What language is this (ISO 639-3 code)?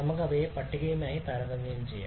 mal